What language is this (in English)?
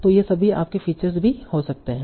Hindi